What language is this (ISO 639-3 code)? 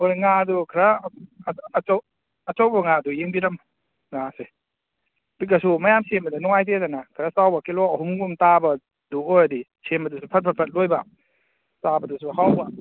mni